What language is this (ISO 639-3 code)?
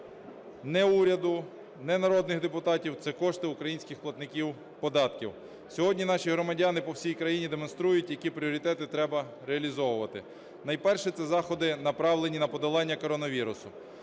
ukr